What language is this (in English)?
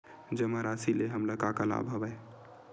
Chhattisgarhi